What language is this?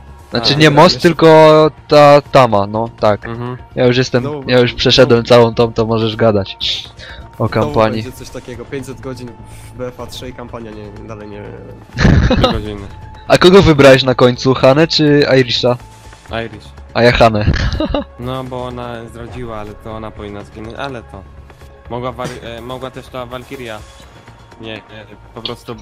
Polish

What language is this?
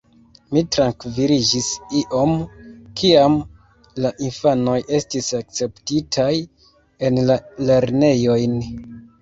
Esperanto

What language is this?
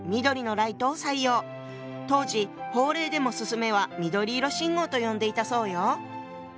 Japanese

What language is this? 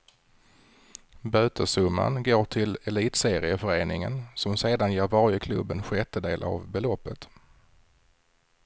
Swedish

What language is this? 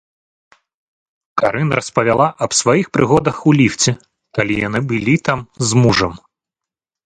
Belarusian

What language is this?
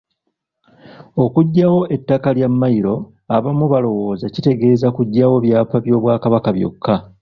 Ganda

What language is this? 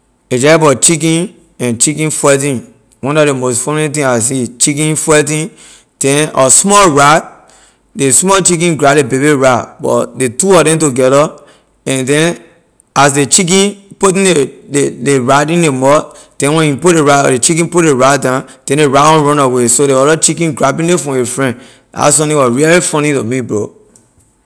Liberian English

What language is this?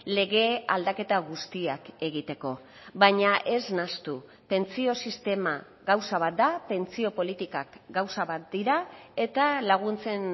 Basque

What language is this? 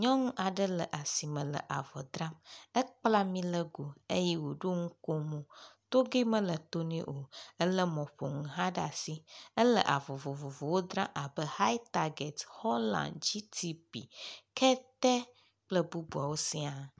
Ewe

